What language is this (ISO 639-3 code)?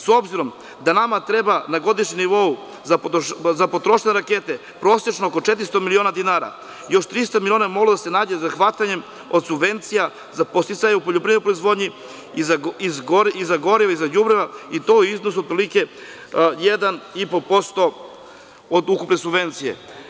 srp